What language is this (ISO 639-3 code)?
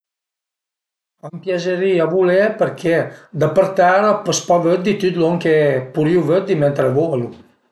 pms